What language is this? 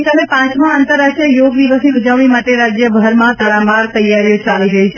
Gujarati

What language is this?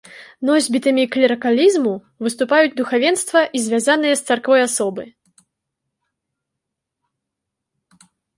Belarusian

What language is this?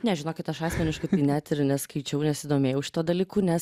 Lithuanian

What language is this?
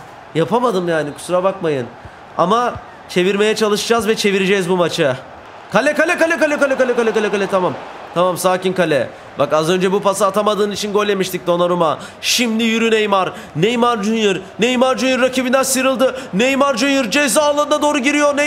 Turkish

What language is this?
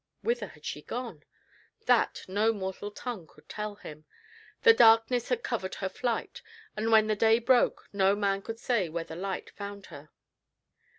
English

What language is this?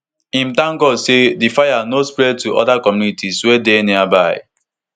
Nigerian Pidgin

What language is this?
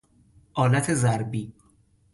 Persian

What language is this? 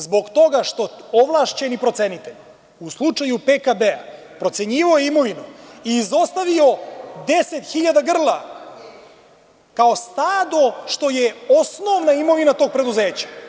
Serbian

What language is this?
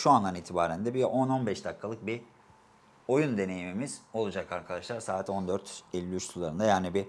Turkish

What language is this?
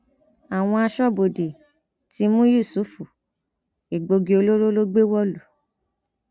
Yoruba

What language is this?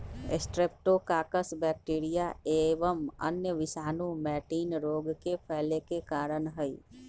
Magahi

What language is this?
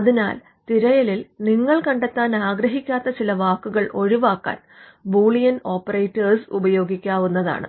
Malayalam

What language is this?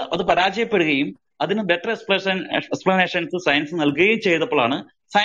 Malayalam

